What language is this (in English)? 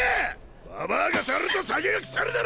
Japanese